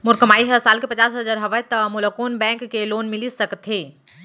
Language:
Chhattisgarhi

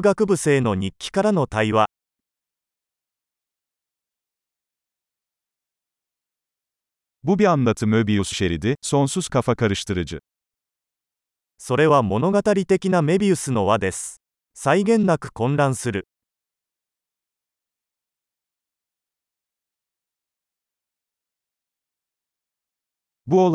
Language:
Turkish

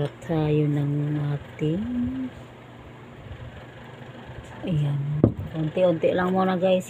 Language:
Filipino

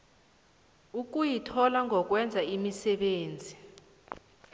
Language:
South Ndebele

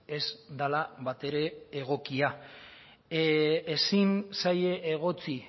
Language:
Basque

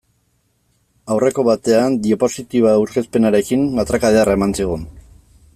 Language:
Basque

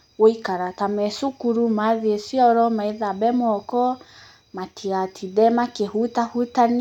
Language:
Kikuyu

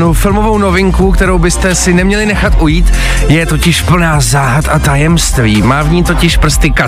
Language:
Czech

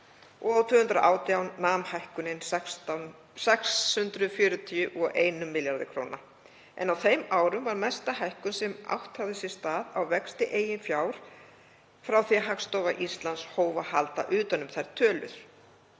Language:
Icelandic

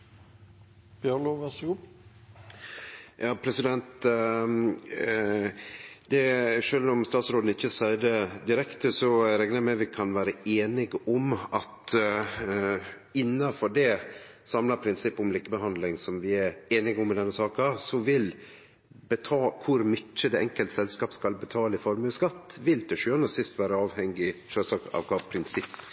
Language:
Norwegian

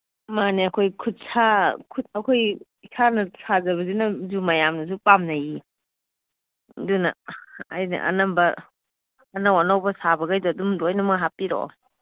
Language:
Manipuri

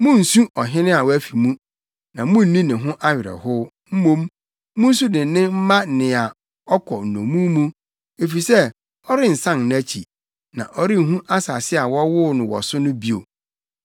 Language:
Akan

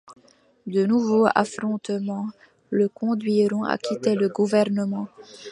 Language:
French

